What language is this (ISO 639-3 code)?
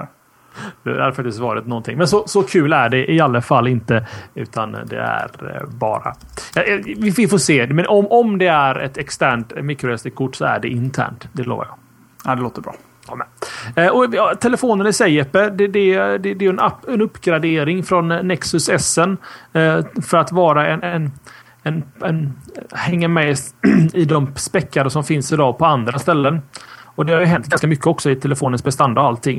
swe